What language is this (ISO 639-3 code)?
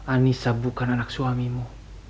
ind